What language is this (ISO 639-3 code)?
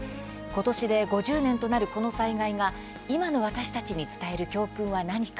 jpn